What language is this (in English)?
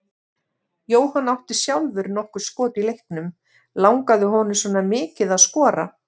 Icelandic